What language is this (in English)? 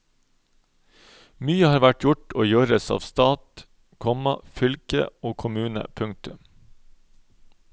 Norwegian